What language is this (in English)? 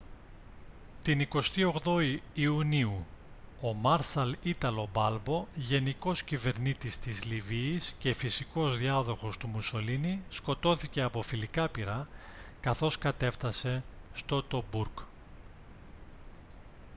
Greek